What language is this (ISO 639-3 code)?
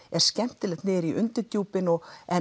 isl